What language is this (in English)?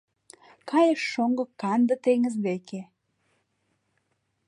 Mari